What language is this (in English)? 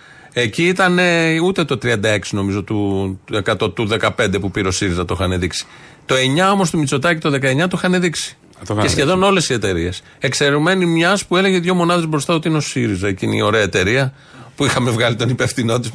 Greek